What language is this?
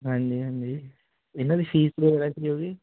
Punjabi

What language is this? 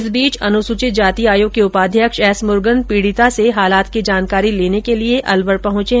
Hindi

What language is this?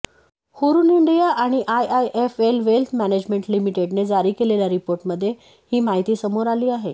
Marathi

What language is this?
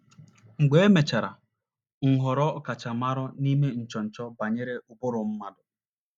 Igbo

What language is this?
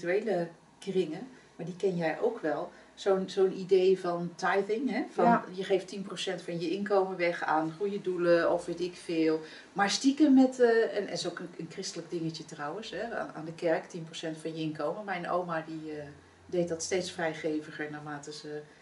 Dutch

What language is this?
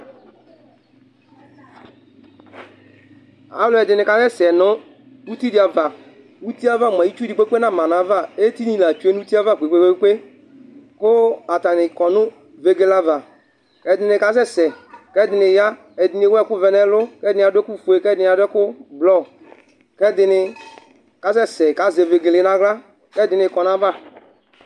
Ikposo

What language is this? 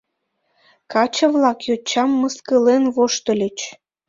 Mari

